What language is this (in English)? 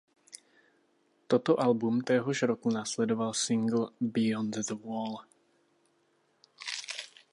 Czech